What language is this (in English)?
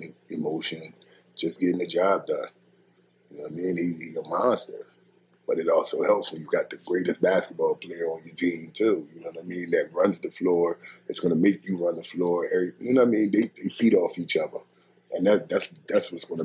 English